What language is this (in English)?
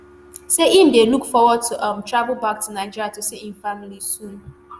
Nigerian Pidgin